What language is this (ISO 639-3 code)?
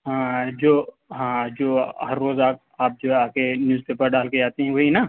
urd